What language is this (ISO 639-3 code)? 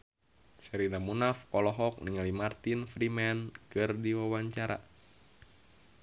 sun